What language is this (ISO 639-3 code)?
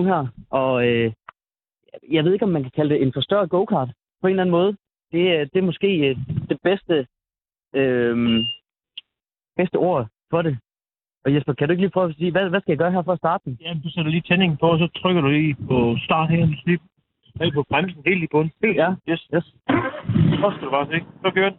dan